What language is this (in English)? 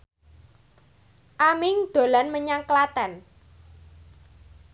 Javanese